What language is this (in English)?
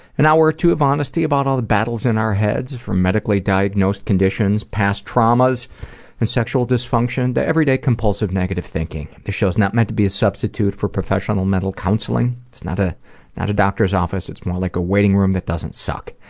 English